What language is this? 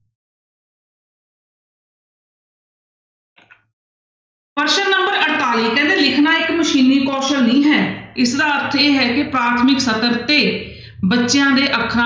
Punjabi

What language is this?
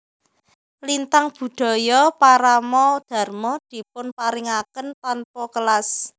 Javanese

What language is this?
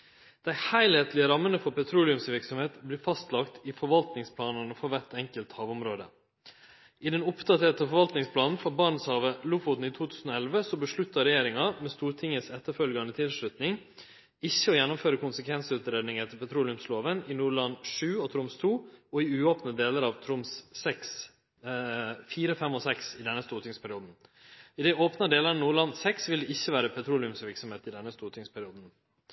Norwegian Nynorsk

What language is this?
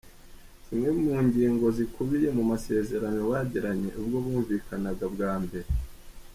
Kinyarwanda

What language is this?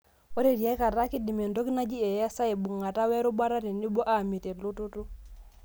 Masai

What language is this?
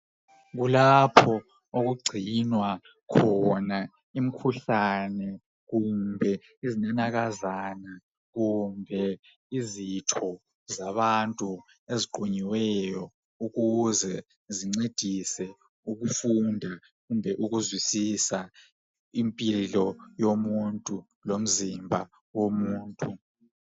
North Ndebele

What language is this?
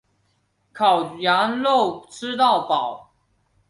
Chinese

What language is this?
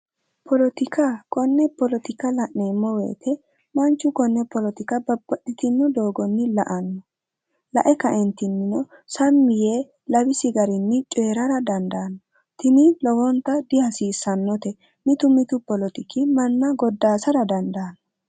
Sidamo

